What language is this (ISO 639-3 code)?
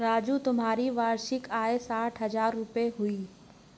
hin